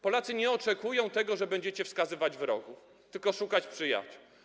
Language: Polish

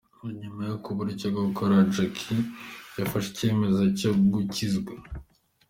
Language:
Kinyarwanda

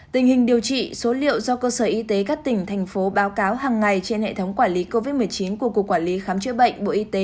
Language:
Vietnamese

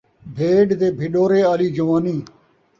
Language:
Saraiki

